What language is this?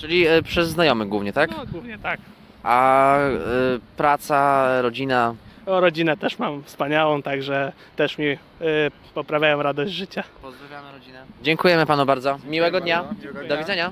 Polish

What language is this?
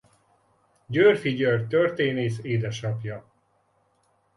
Hungarian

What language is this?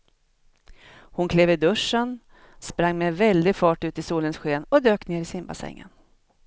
Swedish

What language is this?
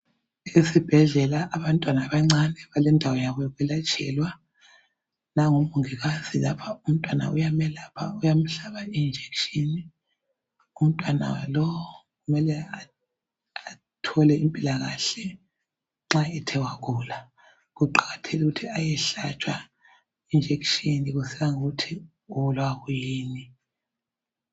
North Ndebele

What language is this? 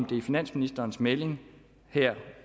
Danish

